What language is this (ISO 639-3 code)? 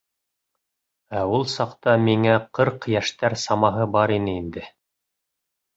bak